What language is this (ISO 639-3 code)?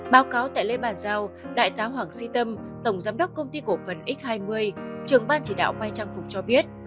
vie